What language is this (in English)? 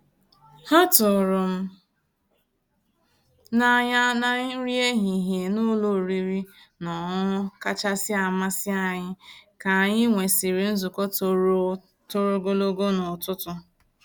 Igbo